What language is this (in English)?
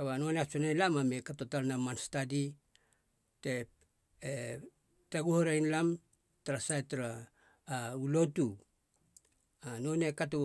Halia